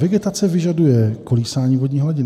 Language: Czech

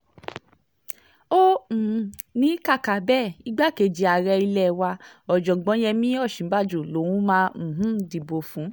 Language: Yoruba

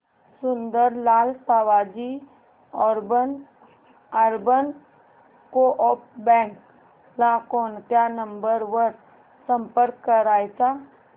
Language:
Marathi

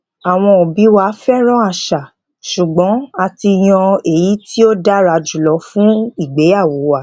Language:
Yoruba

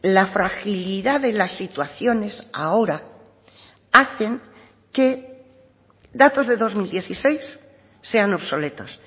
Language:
Spanish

